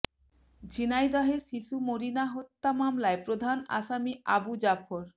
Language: Bangla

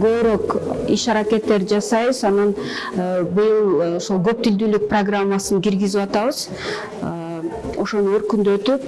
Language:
Turkish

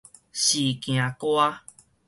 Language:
Min Nan Chinese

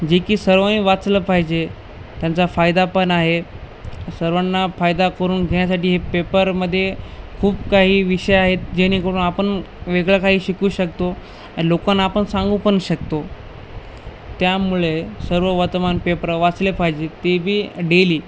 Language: Marathi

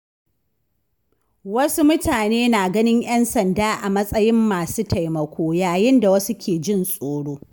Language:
Hausa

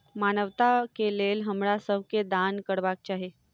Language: Maithili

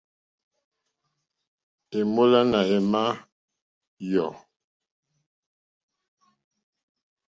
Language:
Mokpwe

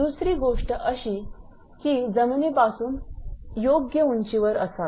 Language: Marathi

